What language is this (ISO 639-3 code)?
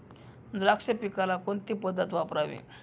mar